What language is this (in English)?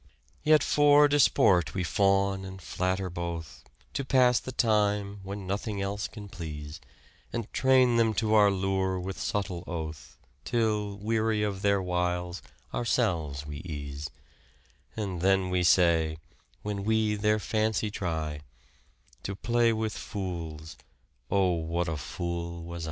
English